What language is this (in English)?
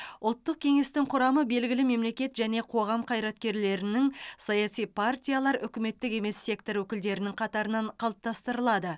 Kazakh